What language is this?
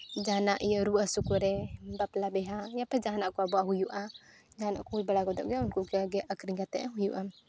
Santali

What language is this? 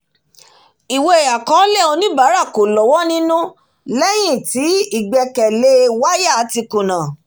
Yoruba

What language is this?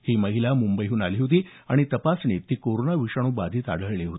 Marathi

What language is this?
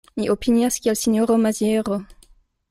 Esperanto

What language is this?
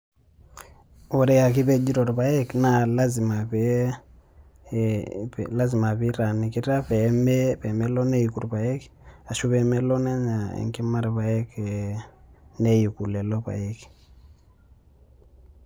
Masai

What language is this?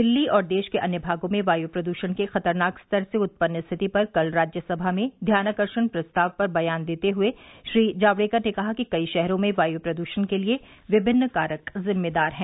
Hindi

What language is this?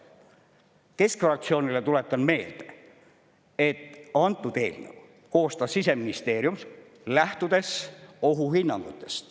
Estonian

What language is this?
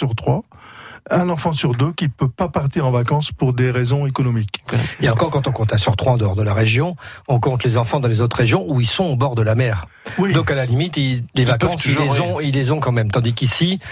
French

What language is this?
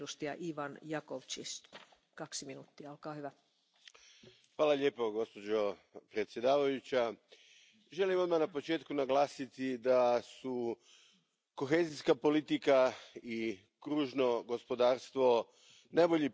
Croatian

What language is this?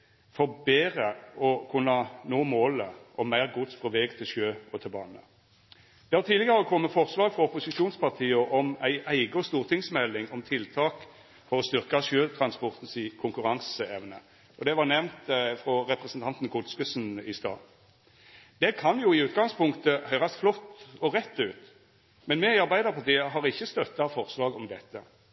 Norwegian Nynorsk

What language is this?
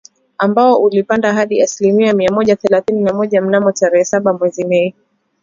Swahili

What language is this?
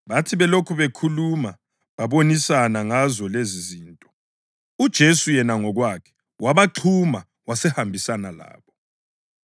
North Ndebele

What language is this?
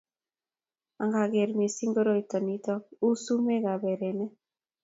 Kalenjin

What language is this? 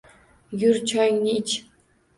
Uzbek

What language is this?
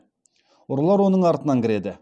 Kazakh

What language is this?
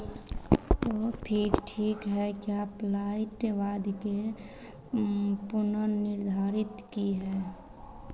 Hindi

